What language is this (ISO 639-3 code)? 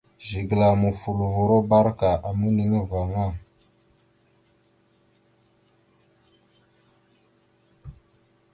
mxu